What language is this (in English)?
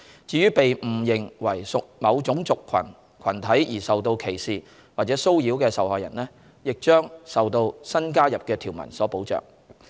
Cantonese